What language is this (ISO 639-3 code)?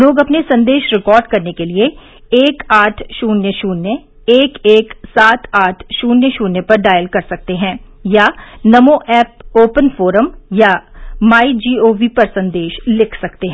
hin